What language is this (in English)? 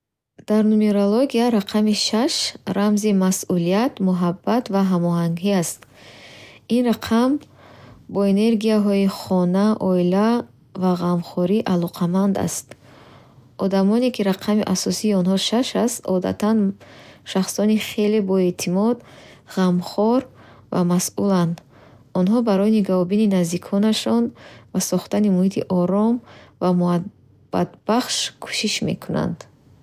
Bukharic